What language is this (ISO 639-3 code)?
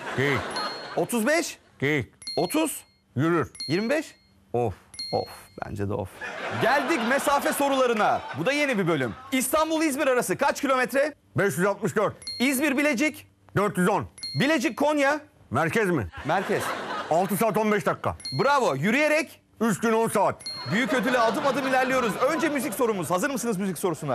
tur